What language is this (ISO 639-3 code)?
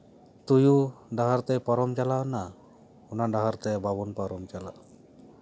sat